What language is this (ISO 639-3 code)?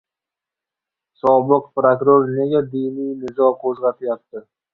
uzb